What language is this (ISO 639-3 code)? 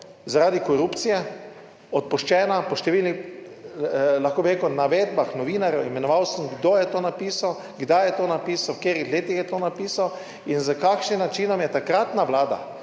slv